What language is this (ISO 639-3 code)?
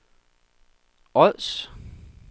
dan